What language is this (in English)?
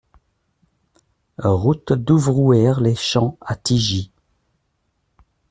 French